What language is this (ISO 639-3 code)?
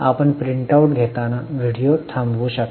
mar